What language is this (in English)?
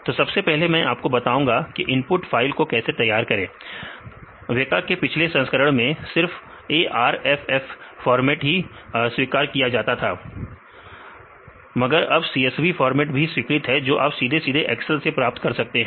Hindi